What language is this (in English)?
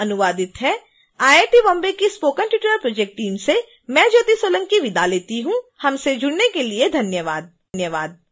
Hindi